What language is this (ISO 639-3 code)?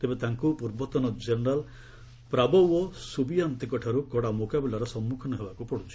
ori